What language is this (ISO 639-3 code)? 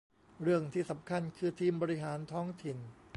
tha